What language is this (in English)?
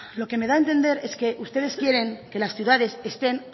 Spanish